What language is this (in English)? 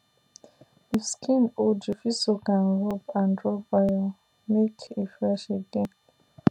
Nigerian Pidgin